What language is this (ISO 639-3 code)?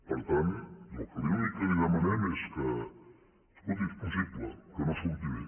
cat